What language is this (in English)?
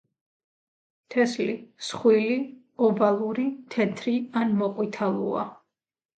Georgian